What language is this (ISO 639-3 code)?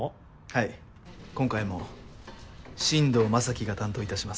jpn